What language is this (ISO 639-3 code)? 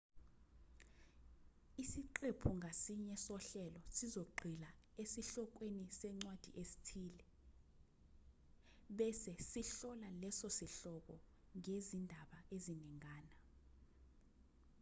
zul